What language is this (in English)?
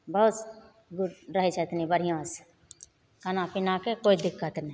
Maithili